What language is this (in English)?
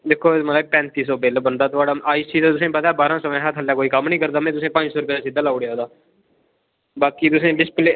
Dogri